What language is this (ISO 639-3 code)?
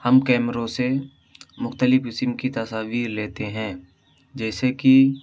urd